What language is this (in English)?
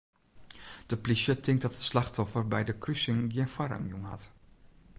Western Frisian